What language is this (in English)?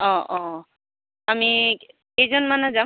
Assamese